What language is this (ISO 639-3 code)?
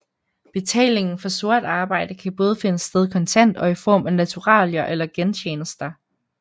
dan